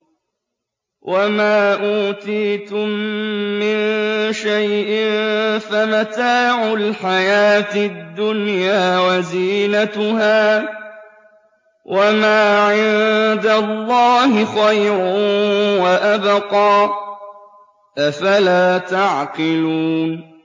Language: Arabic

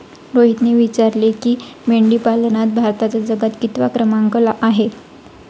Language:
Marathi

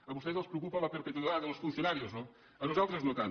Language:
Catalan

